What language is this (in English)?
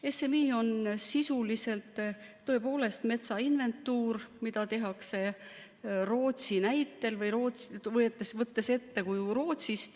Estonian